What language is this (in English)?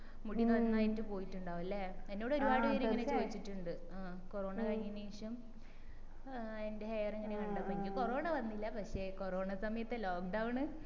Malayalam